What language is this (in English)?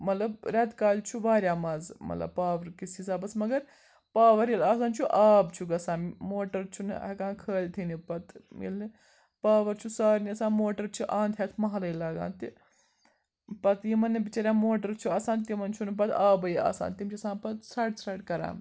Kashmiri